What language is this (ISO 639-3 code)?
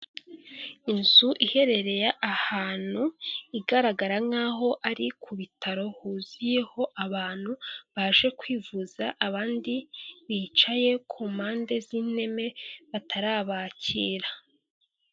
kin